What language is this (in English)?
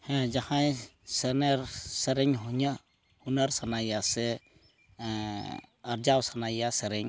Santali